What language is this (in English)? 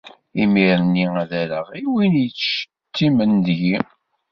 Kabyle